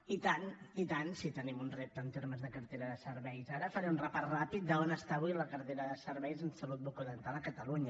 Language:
Catalan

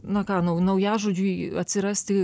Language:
Lithuanian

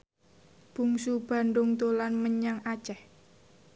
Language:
Javanese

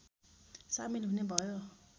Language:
Nepali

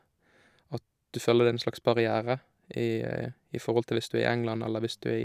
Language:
Norwegian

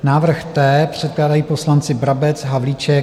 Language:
Czech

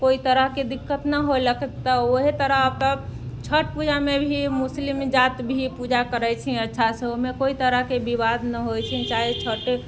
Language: Maithili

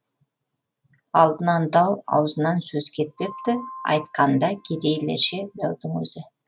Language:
Kazakh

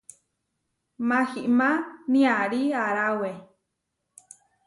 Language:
Huarijio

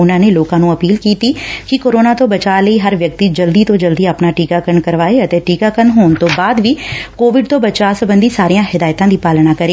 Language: Punjabi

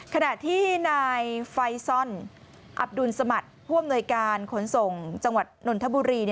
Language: Thai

